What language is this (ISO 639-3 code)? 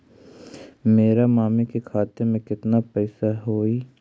mag